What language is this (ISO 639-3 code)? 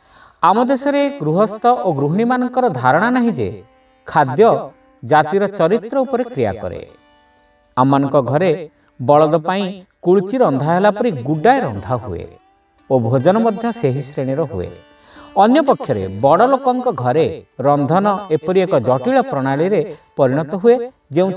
ben